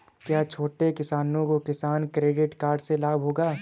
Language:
Hindi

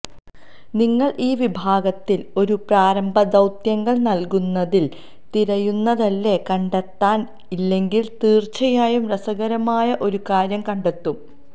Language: Malayalam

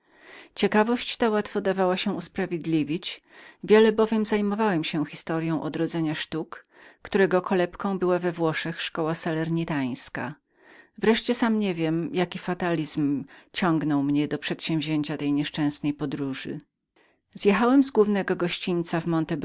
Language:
Polish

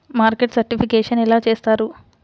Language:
Telugu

